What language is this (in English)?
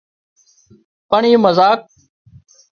Wadiyara Koli